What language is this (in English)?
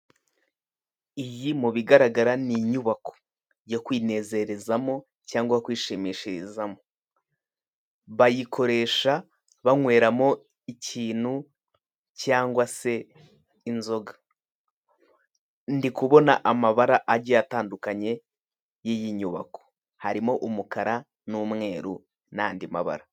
Kinyarwanda